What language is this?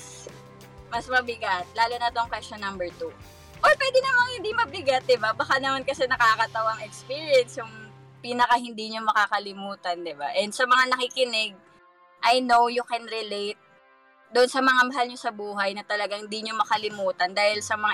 Filipino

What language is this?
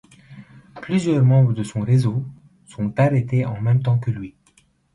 French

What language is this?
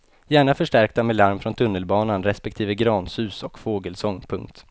Swedish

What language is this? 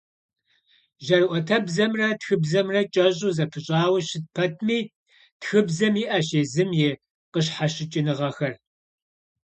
Kabardian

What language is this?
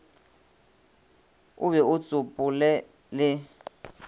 Northern Sotho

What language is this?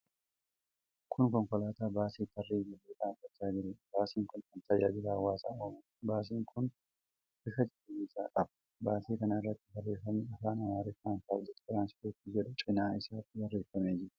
Oromo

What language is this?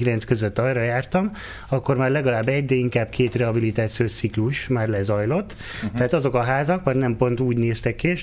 Hungarian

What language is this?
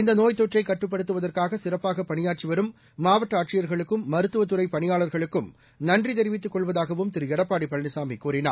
Tamil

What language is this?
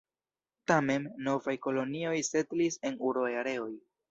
Esperanto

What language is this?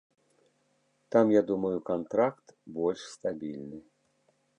Belarusian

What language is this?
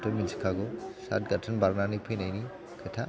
Bodo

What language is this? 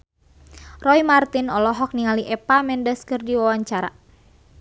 Sundanese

